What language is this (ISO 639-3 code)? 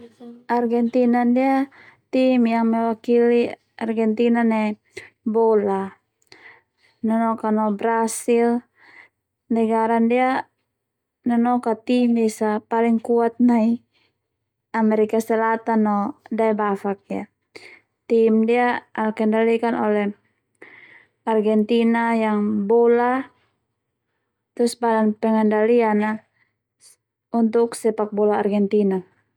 twu